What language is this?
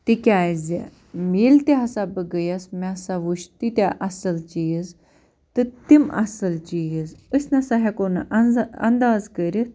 Kashmiri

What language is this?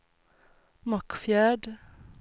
Swedish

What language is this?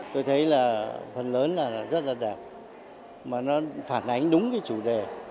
Vietnamese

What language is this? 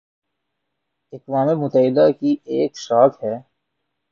Urdu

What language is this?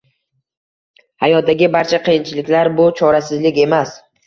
Uzbek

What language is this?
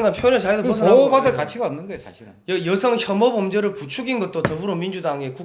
Korean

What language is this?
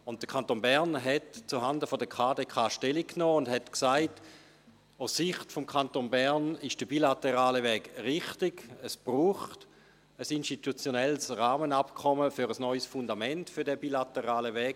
Swiss German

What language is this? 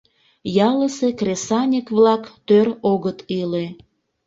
Mari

